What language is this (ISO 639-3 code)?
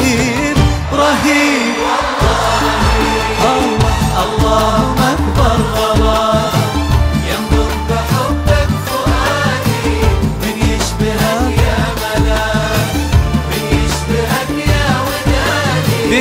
ara